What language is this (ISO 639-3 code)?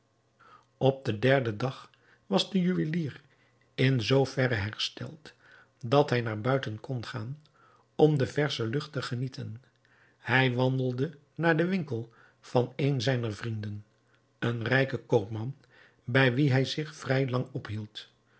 nld